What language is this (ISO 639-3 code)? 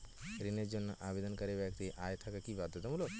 ben